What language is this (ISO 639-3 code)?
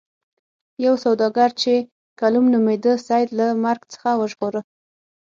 pus